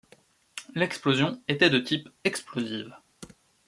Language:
French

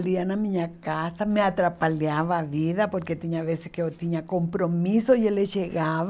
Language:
Portuguese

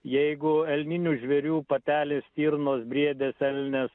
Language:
Lithuanian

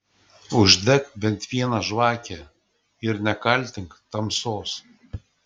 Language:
Lithuanian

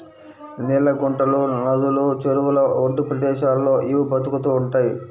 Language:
Telugu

